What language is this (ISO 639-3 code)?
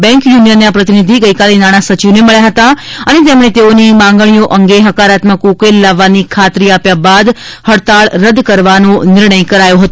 guj